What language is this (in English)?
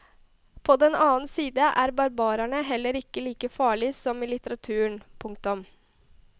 Norwegian